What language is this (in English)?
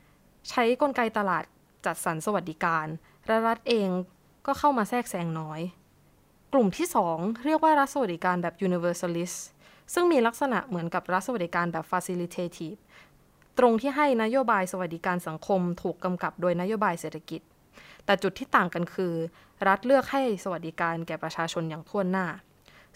Thai